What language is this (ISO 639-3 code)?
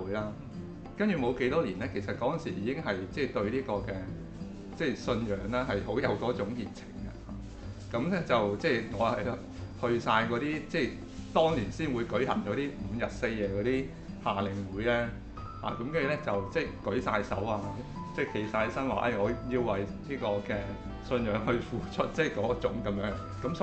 zho